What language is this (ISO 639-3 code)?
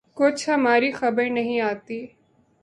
urd